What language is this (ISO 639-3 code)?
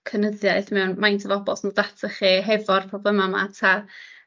cym